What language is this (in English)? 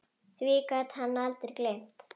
Icelandic